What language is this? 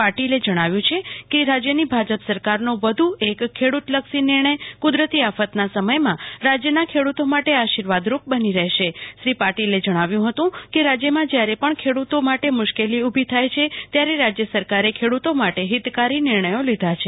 Gujarati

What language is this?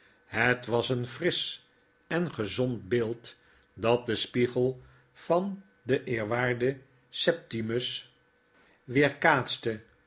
Dutch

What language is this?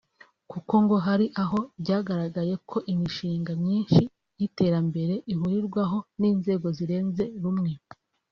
Kinyarwanda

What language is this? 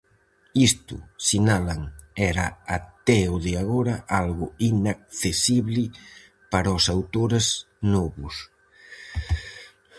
Galician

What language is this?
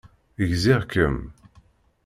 Kabyle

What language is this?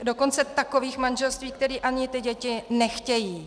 Czech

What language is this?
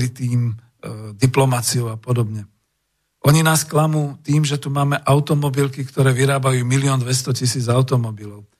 Slovak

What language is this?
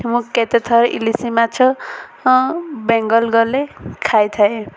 Odia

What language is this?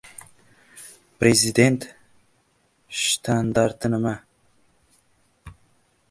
Uzbek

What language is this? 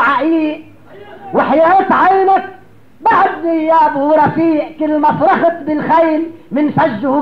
Arabic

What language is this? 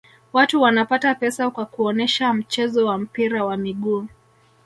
Swahili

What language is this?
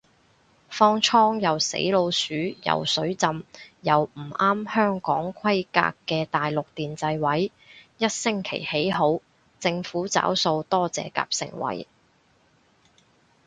Cantonese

